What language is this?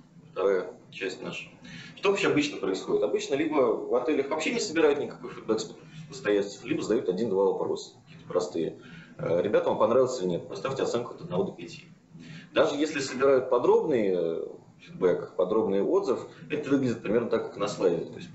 Russian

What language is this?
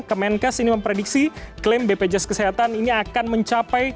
Indonesian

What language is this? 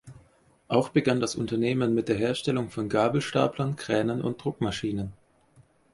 German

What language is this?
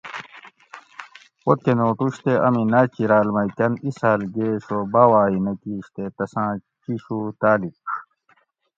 Gawri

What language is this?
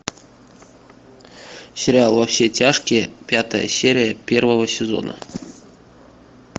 Russian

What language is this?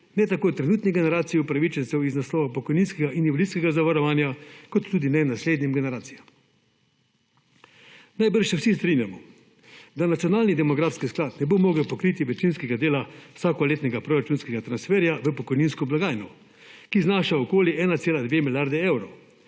Slovenian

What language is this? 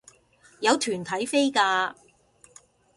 Cantonese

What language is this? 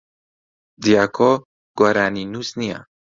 Central Kurdish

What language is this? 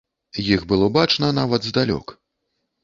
Belarusian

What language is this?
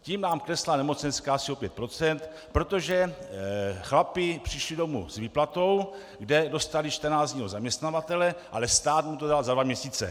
Czech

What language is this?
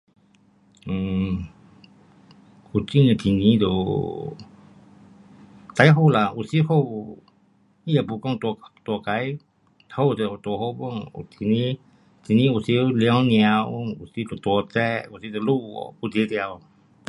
Pu-Xian Chinese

